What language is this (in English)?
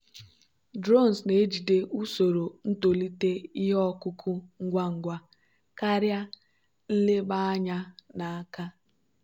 Igbo